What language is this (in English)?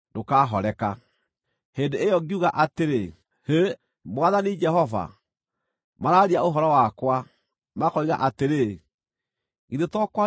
Kikuyu